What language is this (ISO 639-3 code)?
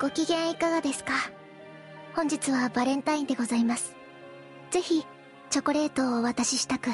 jpn